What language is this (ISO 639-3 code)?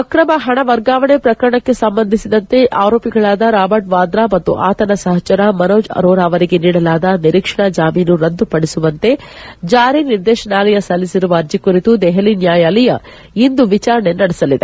kan